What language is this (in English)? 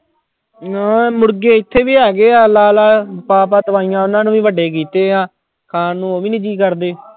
Punjabi